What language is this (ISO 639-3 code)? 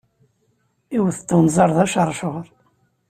kab